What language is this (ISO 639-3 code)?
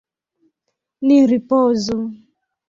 epo